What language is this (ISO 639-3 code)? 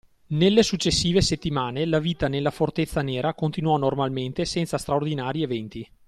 ita